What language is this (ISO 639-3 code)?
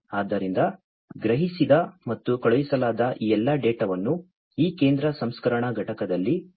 kan